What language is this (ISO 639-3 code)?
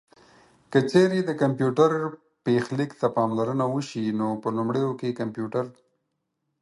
pus